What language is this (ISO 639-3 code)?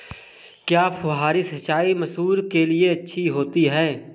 hin